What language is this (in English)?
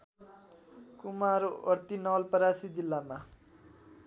Nepali